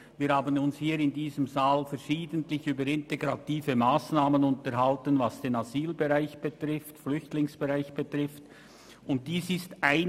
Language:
Swiss German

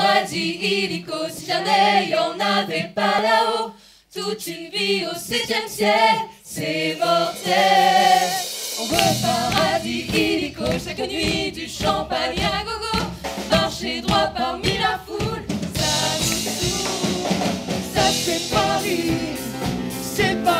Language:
Greek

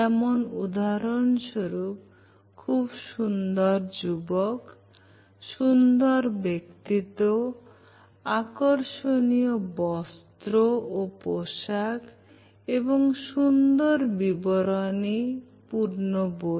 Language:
Bangla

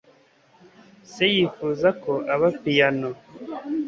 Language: Kinyarwanda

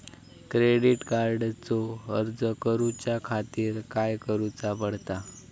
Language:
Marathi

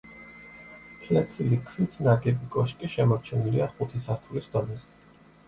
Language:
Georgian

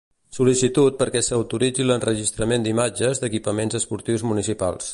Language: Catalan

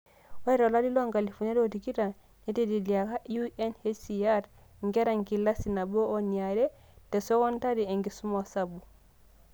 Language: Masai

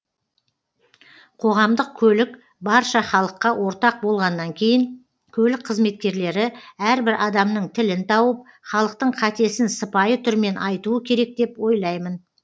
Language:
Kazakh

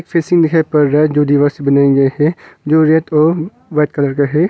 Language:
Hindi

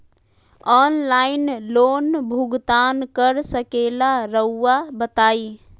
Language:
Magahi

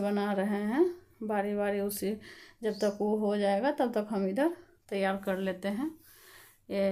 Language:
Hindi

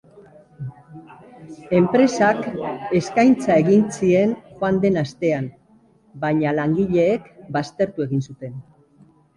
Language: Basque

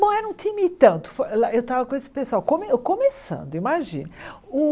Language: Portuguese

